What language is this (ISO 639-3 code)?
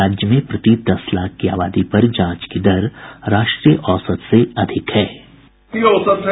hin